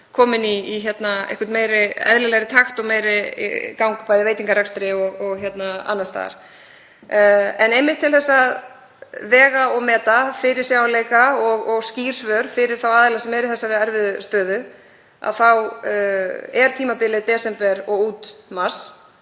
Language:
Icelandic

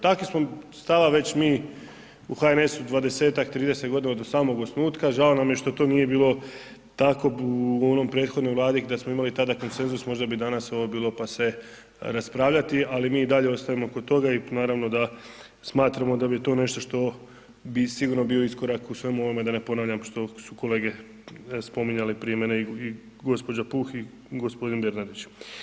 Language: Croatian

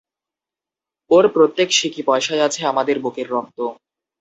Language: Bangla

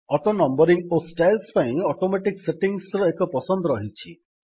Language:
Odia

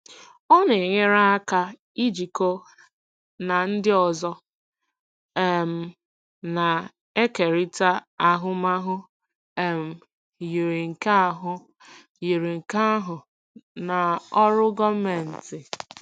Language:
Igbo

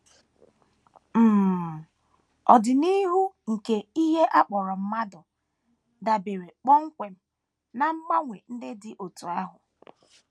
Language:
Igbo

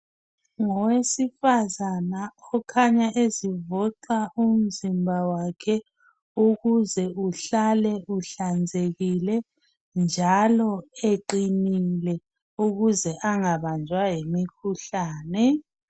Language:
North Ndebele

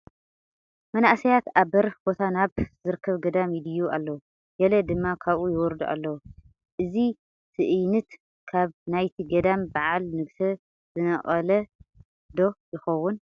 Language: Tigrinya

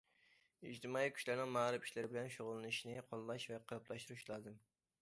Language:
Uyghur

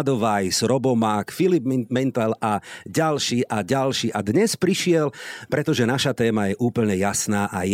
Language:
Slovak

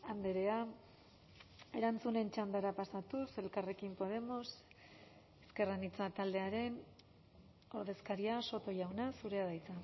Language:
Basque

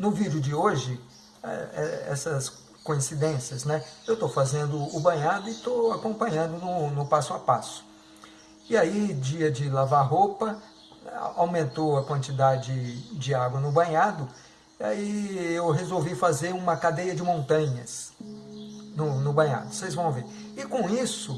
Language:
Portuguese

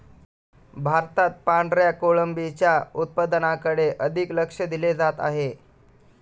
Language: Marathi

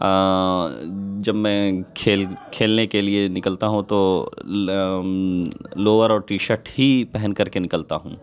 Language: Urdu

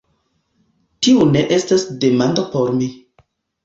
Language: Esperanto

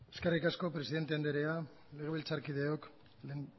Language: Basque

